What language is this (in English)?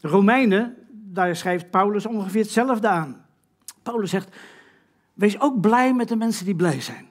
Dutch